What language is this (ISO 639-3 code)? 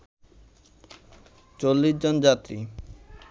ben